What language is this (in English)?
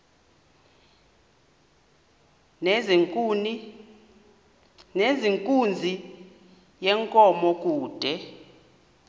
Xhosa